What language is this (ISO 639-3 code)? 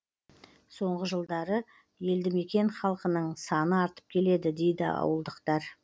kaz